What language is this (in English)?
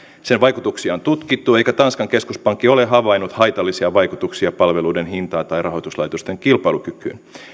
Finnish